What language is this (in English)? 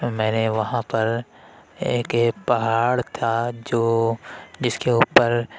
Urdu